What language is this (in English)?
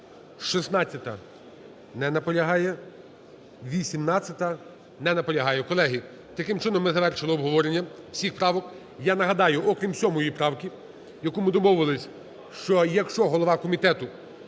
Ukrainian